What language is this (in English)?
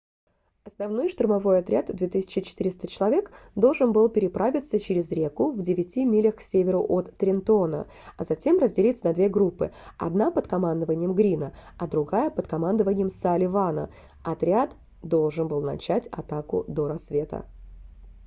Russian